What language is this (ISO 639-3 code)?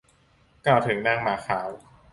tha